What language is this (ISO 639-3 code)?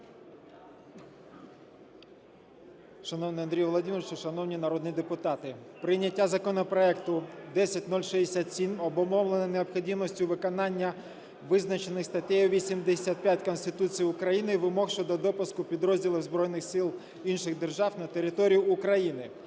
ukr